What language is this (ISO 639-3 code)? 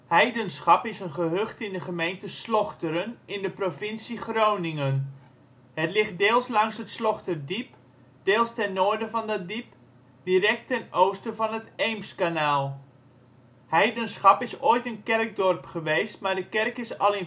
nld